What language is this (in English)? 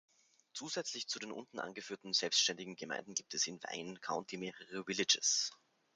German